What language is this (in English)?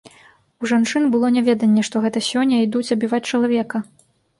Belarusian